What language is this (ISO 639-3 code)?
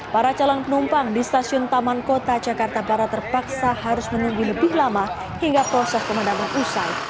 ind